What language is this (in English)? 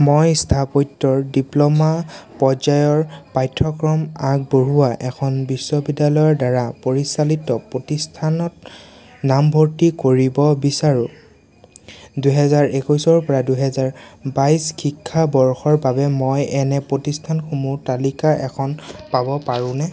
Assamese